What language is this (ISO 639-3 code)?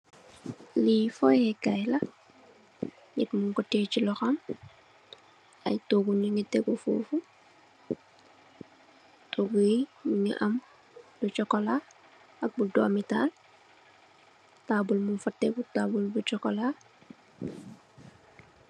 wol